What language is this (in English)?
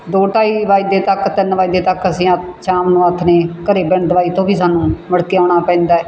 Punjabi